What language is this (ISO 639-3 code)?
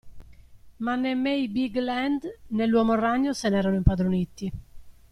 ita